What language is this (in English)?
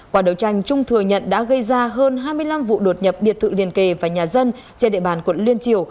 Vietnamese